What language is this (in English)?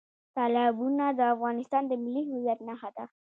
Pashto